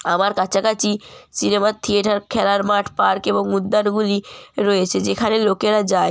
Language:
Bangla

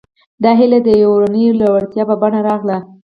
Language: Pashto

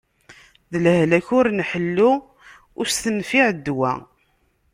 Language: Kabyle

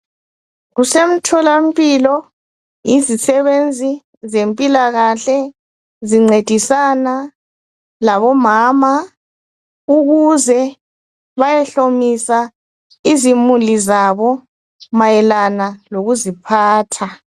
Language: North Ndebele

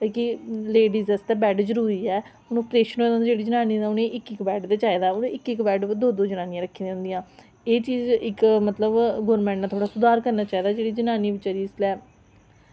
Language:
Dogri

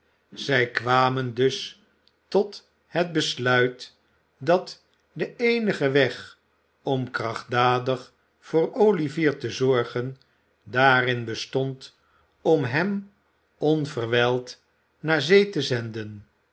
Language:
Dutch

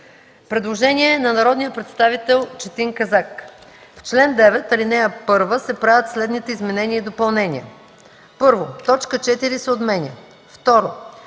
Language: Bulgarian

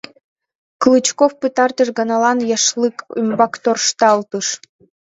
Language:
Mari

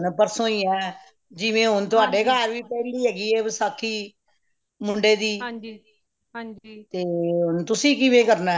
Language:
Punjabi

